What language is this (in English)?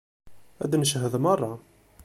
Kabyle